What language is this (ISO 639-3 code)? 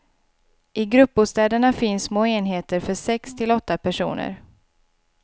swe